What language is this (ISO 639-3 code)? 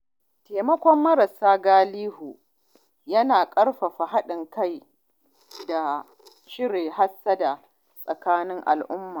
hau